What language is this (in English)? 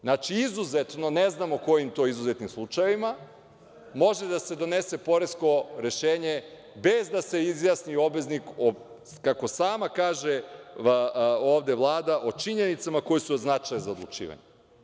Serbian